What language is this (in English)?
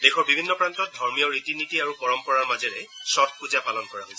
Assamese